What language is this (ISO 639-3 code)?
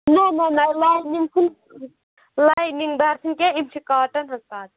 kas